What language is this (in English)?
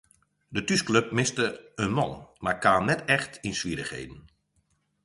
Western Frisian